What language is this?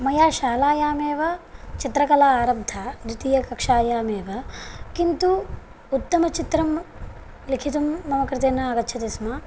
Sanskrit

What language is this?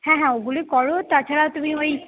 Bangla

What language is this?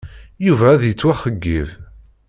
Kabyle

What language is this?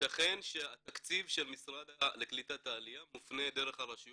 Hebrew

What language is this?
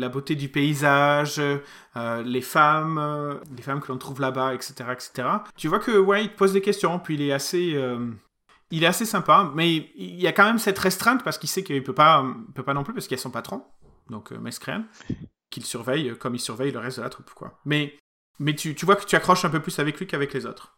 French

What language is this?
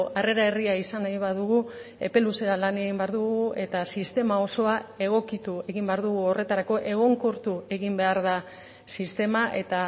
Basque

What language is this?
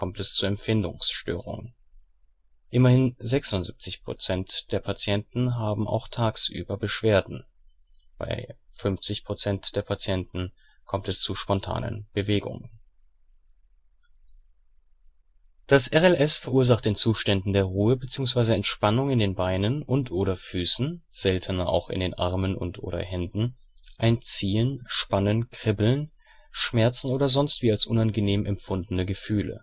German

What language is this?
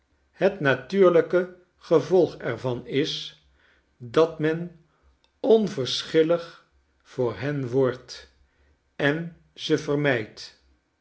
Dutch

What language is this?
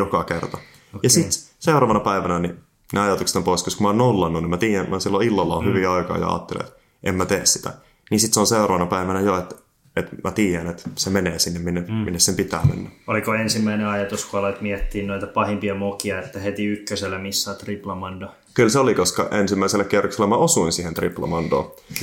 Finnish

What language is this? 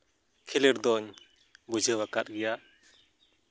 Santali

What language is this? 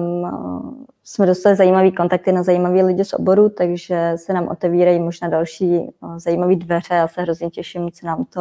Czech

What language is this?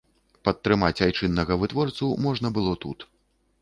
Belarusian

